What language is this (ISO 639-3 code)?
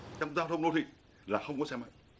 vie